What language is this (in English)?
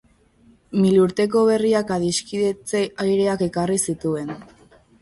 Basque